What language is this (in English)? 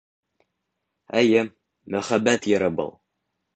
Bashkir